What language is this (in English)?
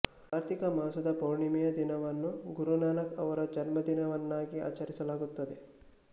Kannada